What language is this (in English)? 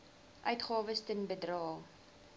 Afrikaans